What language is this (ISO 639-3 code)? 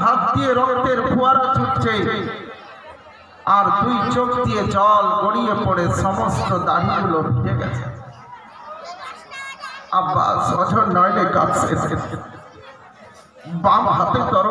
hin